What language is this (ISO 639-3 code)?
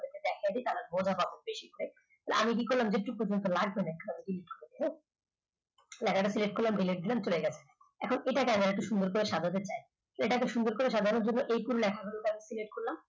ben